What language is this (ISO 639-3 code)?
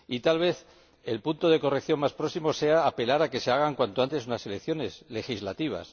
spa